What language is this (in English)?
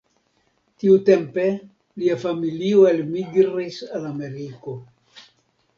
Esperanto